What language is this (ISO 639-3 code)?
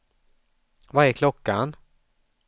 swe